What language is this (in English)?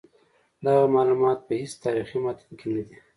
Pashto